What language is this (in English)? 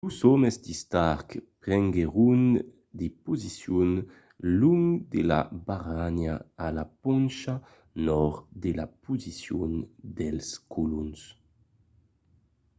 Occitan